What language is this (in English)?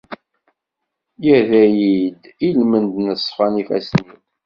Kabyle